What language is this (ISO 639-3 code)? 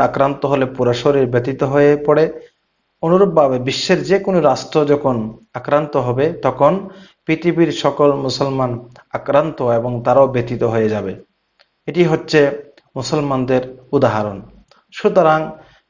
ben